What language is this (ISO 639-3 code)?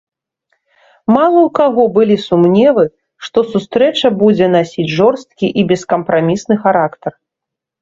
bel